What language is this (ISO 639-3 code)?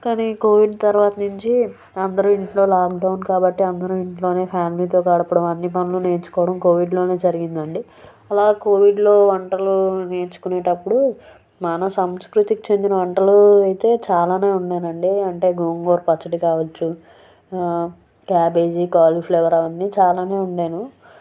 tel